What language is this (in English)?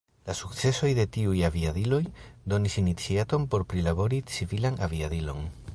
Esperanto